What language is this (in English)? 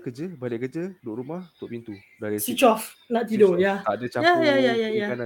Malay